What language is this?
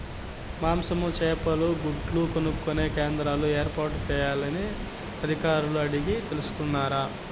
Telugu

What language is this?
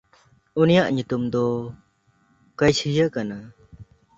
Santali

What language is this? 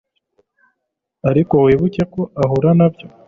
Kinyarwanda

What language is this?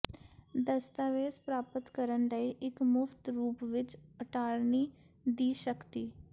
Punjabi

